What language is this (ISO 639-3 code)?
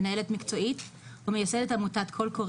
heb